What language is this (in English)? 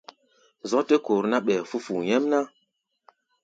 Gbaya